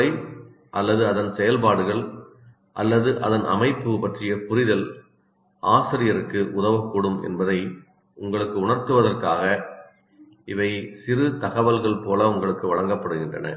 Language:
Tamil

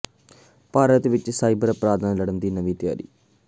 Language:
Punjabi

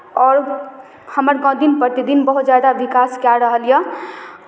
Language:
Maithili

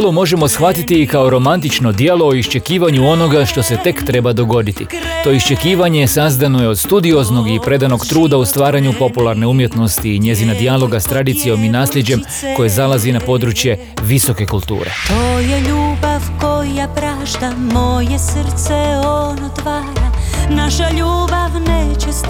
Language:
Croatian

